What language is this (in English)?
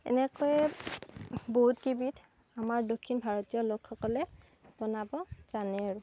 Assamese